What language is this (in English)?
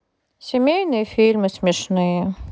Russian